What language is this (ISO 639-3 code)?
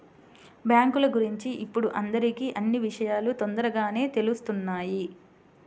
tel